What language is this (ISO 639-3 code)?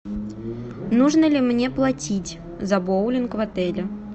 rus